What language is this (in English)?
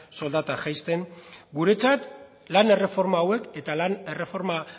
Basque